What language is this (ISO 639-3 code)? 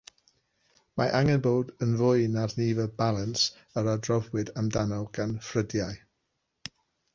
cym